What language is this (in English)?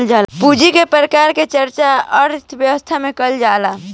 Bhojpuri